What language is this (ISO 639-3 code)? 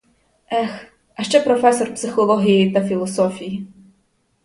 ukr